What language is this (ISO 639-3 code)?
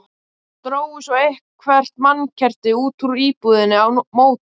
isl